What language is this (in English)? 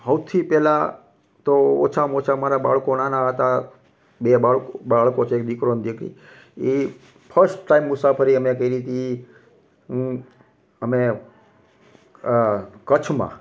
Gujarati